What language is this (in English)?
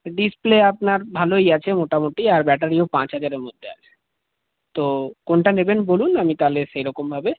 Bangla